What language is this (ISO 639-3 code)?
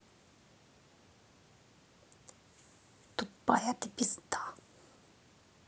rus